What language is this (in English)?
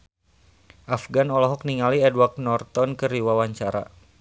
Sundanese